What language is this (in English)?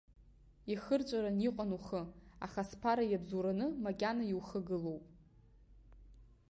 Abkhazian